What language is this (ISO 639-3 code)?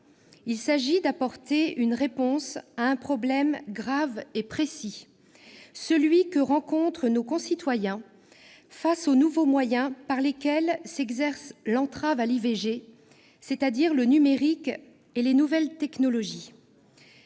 fra